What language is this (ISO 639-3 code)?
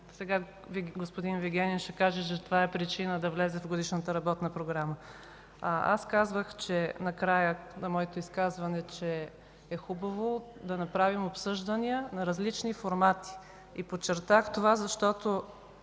bul